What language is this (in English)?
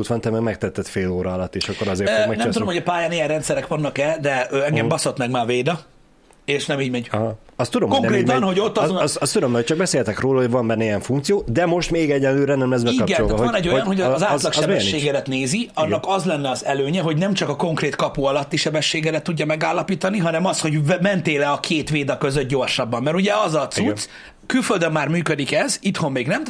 Hungarian